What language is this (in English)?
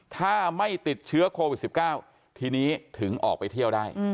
Thai